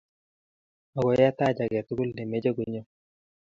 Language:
Kalenjin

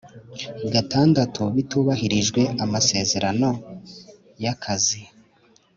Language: Kinyarwanda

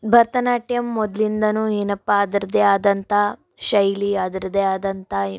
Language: Kannada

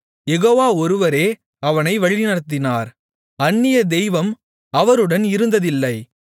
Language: Tamil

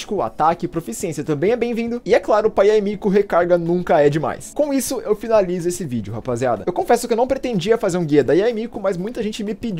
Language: Portuguese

